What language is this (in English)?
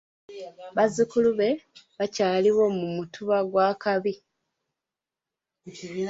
Ganda